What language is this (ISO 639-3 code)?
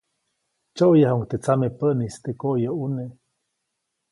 zoc